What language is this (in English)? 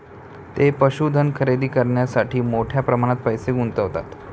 Marathi